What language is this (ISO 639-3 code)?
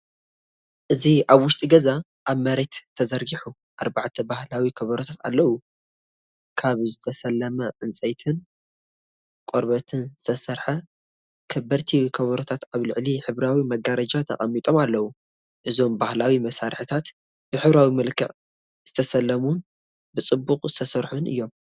tir